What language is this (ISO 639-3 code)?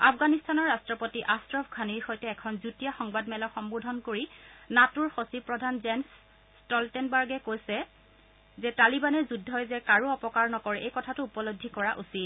asm